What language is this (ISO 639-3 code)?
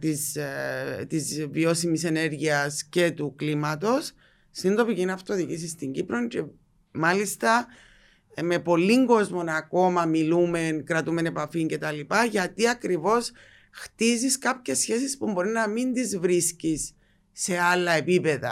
ell